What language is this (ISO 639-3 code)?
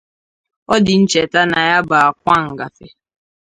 ibo